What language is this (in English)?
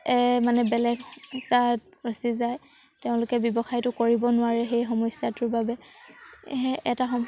Assamese